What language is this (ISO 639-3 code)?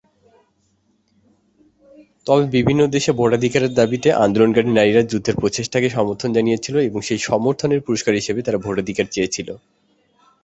ben